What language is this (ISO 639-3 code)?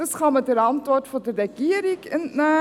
gsw